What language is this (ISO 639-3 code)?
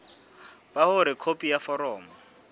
sot